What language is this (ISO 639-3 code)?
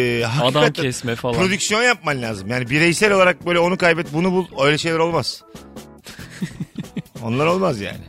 tur